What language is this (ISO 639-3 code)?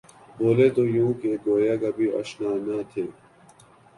urd